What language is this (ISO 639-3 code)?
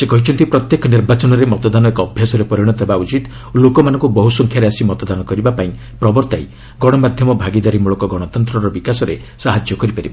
ori